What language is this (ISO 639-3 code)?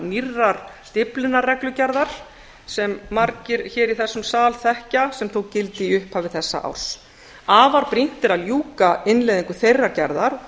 isl